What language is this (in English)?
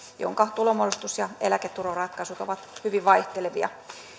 Finnish